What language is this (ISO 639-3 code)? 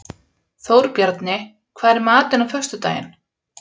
isl